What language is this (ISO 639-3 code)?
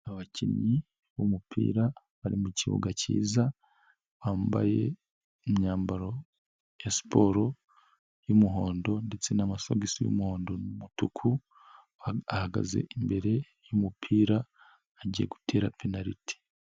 kin